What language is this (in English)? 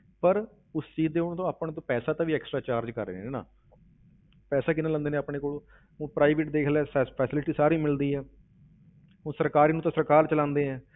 Punjabi